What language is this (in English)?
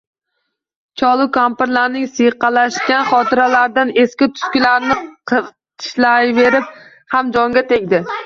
Uzbek